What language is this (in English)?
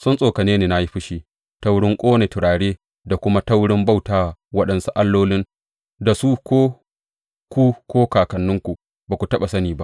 Hausa